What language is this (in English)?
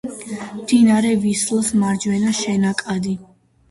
Georgian